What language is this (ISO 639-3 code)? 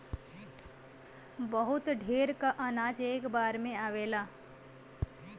bho